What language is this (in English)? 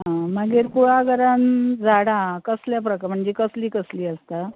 Konkani